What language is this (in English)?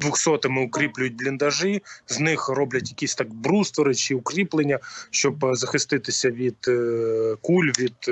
Ukrainian